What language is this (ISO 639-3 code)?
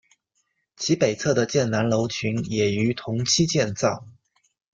zho